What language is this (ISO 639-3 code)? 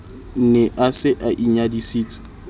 sot